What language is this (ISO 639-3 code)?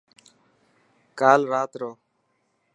mki